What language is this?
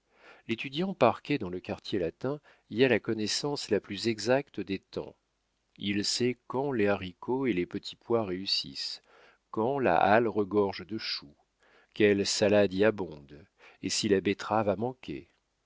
French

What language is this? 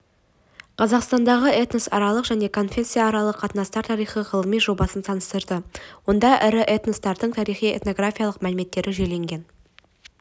Kazakh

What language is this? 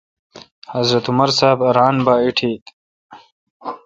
Kalkoti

